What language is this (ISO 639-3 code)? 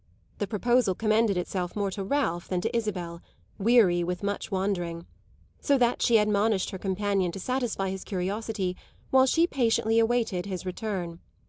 eng